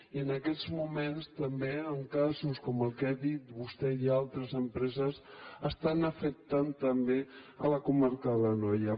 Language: Catalan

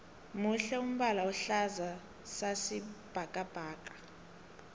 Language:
South Ndebele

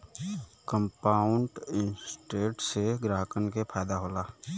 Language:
Bhojpuri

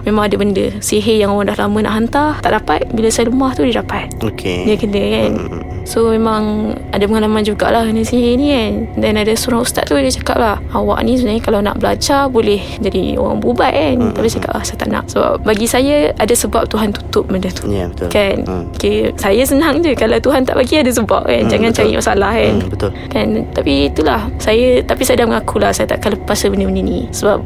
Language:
Malay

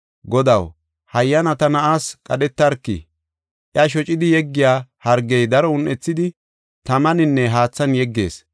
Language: Gofa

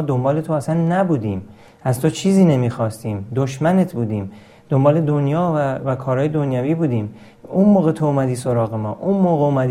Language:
Persian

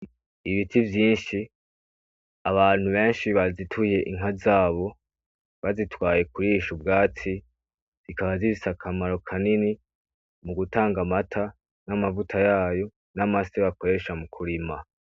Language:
Rundi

